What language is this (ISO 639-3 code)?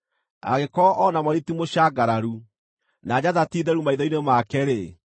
kik